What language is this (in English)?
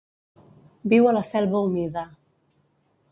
Catalan